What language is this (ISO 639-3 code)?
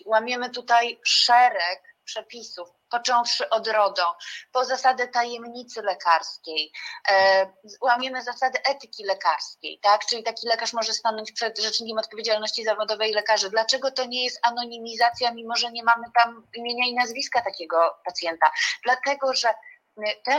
pol